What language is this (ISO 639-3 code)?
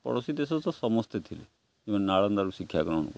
ori